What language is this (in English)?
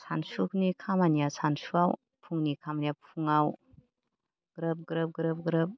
Bodo